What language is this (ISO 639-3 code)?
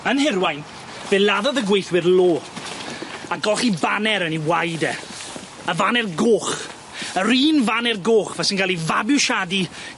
cym